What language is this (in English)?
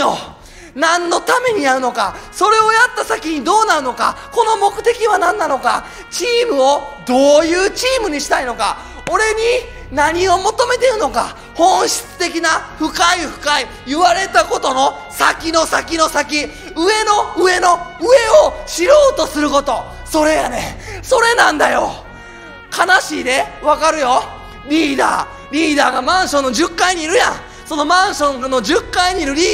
Japanese